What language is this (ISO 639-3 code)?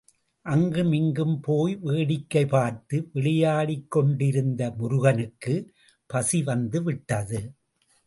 tam